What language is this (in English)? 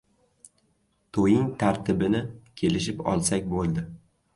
Uzbek